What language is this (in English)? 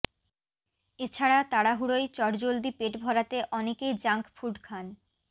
Bangla